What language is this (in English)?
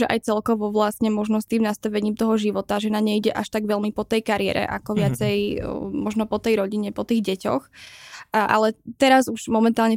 Czech